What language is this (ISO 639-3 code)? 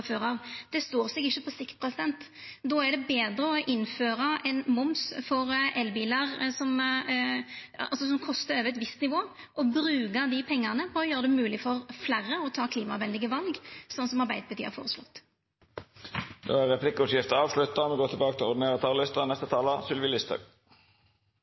nor